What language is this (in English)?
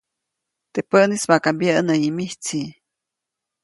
Copainalá Zoque